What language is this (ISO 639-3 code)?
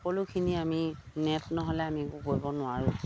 asm